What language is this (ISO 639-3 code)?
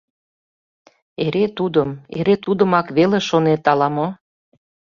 chm